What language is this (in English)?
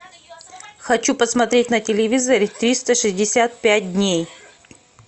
Russian